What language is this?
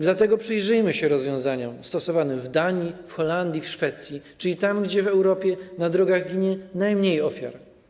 Polish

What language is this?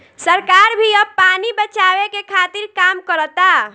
Bhojpuri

